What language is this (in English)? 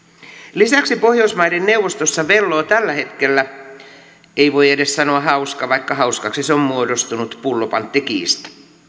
Finnish